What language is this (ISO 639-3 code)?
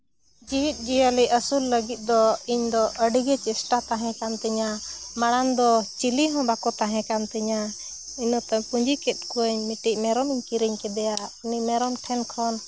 sat